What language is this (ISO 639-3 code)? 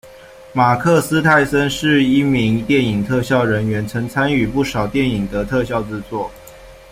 zho